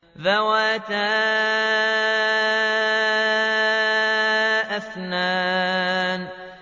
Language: Arabic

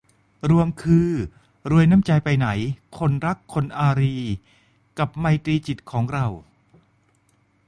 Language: Thai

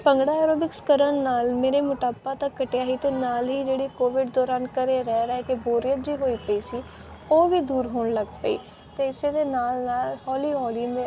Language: Punjabi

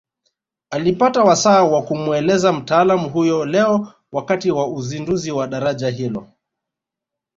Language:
Swahili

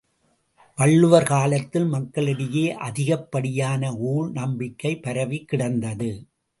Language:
Tamil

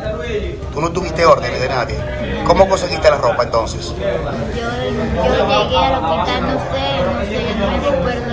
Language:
Spanish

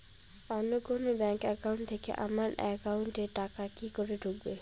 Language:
Bangla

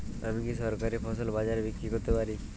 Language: Bangla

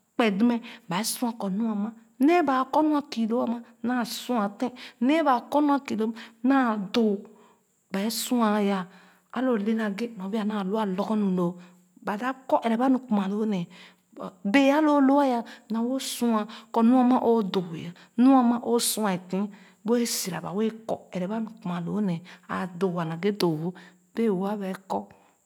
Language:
Khana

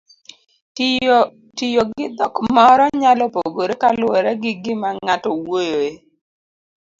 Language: Luo (Kenya and Tanzania)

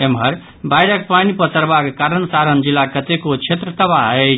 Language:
Maithili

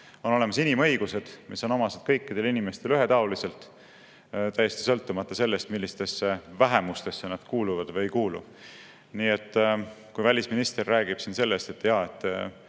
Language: Estonian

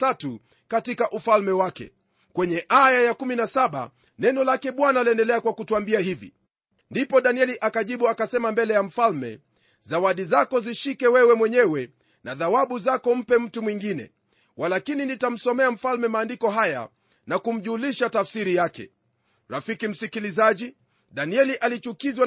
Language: Swahili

